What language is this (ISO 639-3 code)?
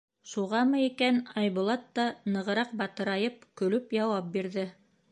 bak